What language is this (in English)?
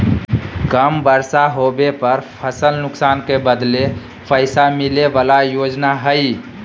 Magahi